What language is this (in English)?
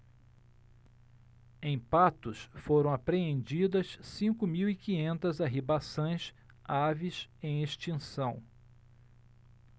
Portuguese